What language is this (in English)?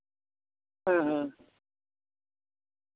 Santali